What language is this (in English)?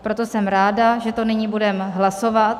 Czech